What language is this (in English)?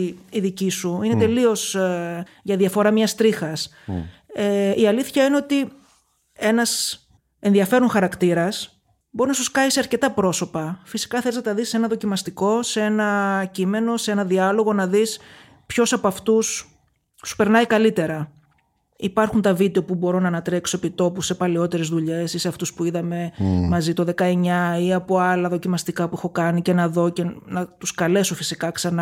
Greek